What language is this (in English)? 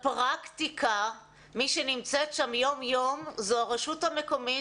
Hebrew